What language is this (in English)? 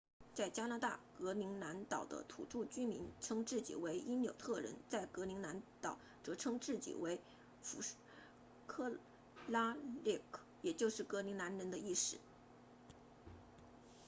Chinese